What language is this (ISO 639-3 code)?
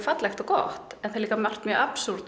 isl